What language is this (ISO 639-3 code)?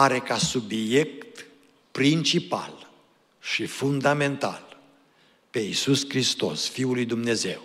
ron